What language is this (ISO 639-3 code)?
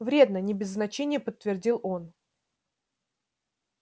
rus